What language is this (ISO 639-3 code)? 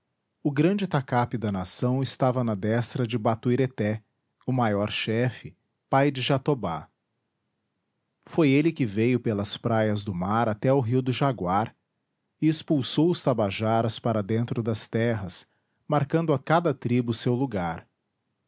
por